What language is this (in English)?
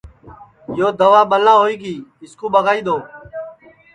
Sansi